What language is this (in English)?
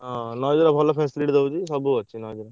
Odia